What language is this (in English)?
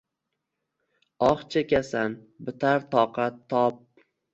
Uzbek